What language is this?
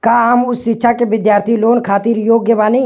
Bhojpuri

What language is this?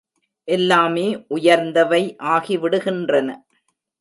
Tamil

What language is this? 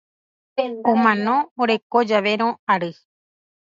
Guarani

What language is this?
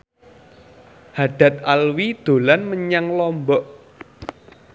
Javanese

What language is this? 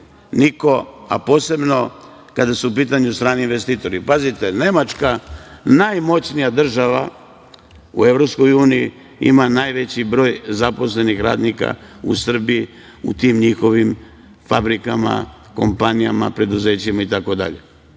Serbian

